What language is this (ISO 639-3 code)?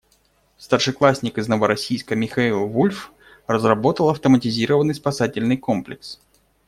rus